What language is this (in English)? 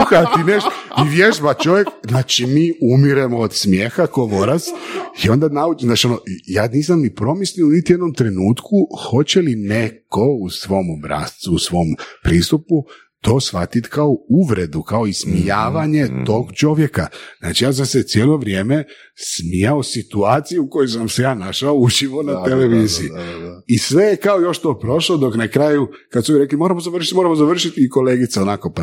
Croatian